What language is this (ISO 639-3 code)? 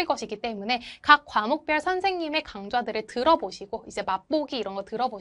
kor